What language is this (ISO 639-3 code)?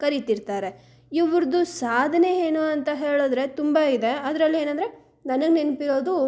kan